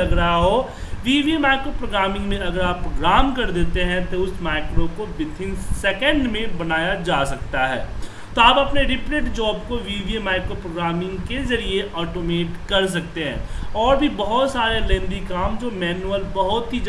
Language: Hindi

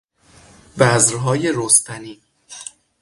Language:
Persian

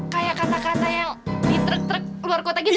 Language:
Indonesian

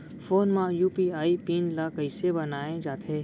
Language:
Chhattisgarhi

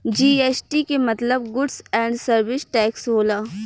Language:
Bhojpuri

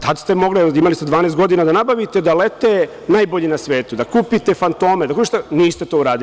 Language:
Serbian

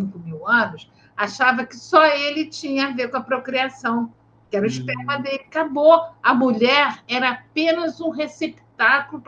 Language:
Portuguese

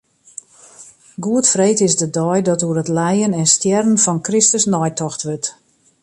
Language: Western Frisian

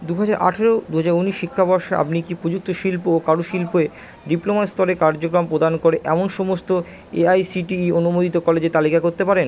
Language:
Bangla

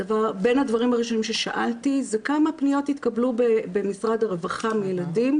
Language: Hebrew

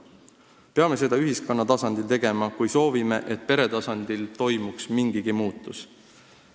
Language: Estonian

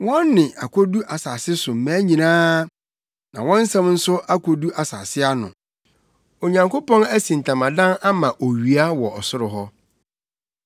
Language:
Akan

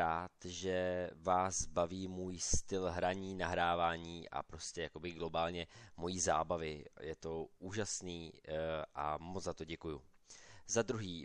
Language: Czech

